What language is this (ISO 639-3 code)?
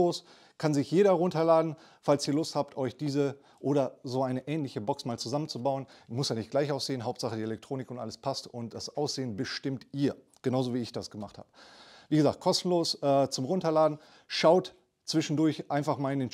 deu